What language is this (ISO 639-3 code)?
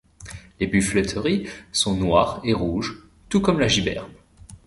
fra